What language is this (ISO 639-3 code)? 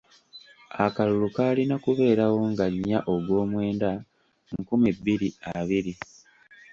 lug